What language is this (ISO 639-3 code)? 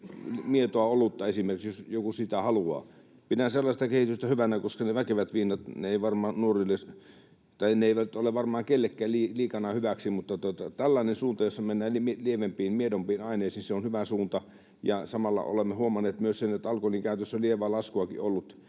fin